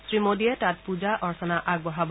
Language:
Assamese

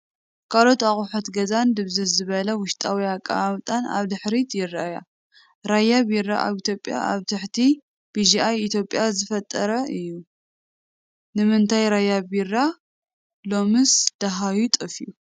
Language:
Tigrinya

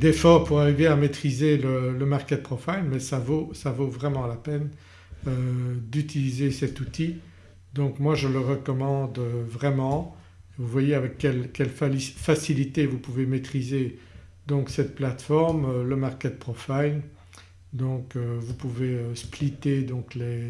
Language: French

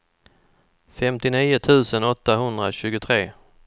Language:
Swedish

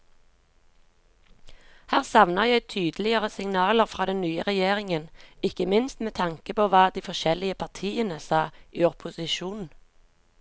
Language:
Norwegian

